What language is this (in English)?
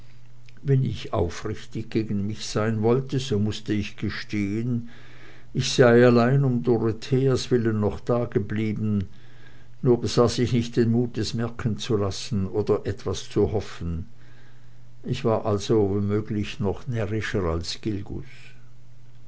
German